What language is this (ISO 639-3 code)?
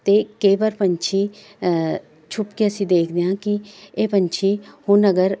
pan